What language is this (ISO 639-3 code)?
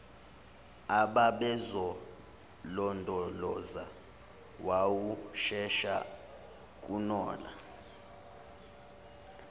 zul